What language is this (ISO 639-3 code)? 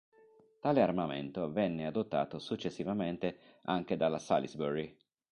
ita